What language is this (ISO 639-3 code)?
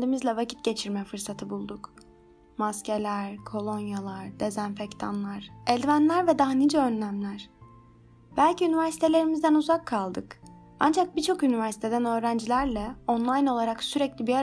tur